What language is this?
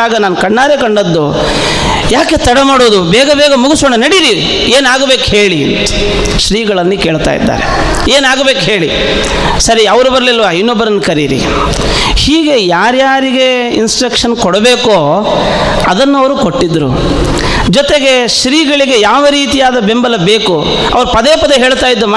Kannada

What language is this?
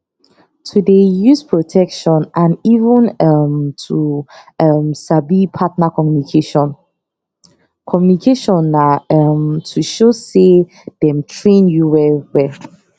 Nigerian Pidgin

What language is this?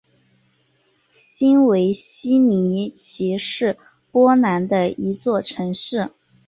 Chinese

